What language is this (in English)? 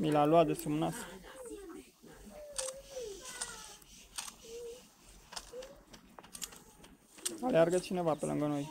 Romanian